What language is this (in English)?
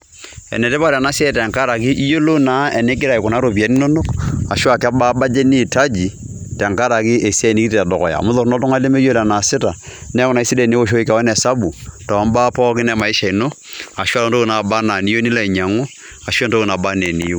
Masai